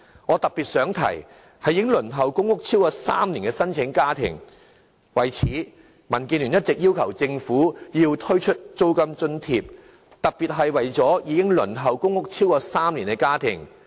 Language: Cantonese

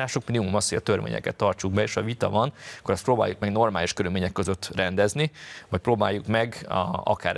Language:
Hungarian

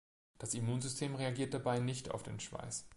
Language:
German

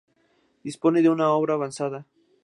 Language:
Spanish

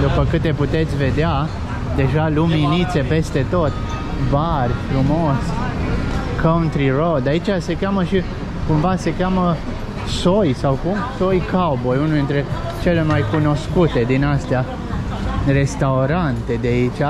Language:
Romanian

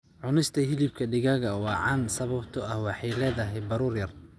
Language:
Somali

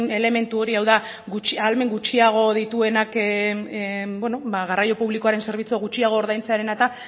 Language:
Basque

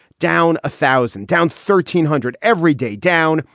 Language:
English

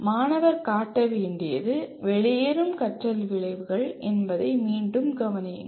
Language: Tamil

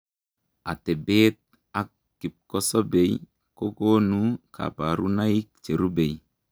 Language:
Kalenjin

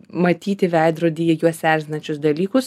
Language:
Lithuanian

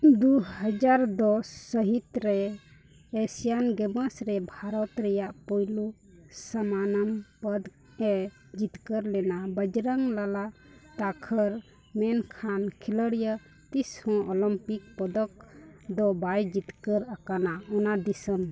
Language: Santali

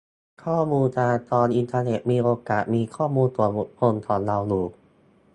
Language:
Thai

